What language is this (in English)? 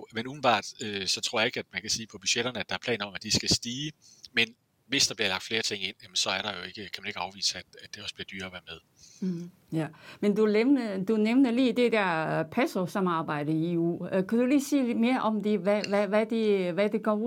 Danish